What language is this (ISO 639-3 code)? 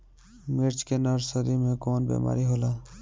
bho